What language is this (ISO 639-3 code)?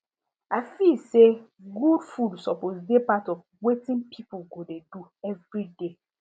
pcm